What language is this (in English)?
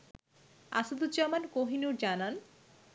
Bangla